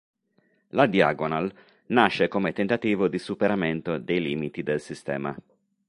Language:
Italian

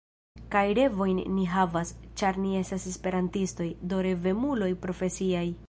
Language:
Esperanto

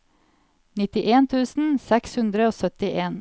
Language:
Norwegian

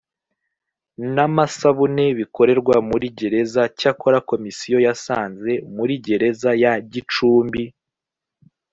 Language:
Kinyarwanda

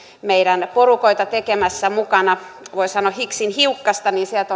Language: Finnish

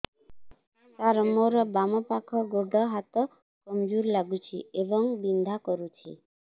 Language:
Odia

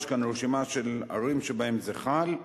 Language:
Hebrew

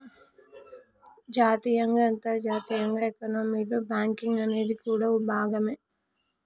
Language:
Telugu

